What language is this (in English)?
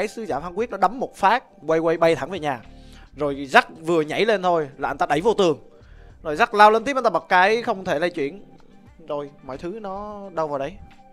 Vietnamese